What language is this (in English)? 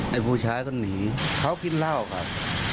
Thai